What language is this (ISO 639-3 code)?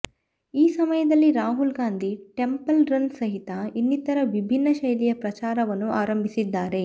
kan